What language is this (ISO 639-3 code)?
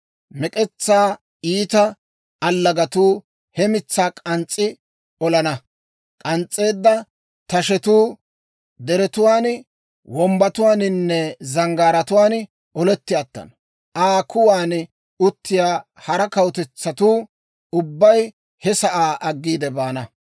dwr